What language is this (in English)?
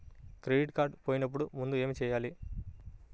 Telugu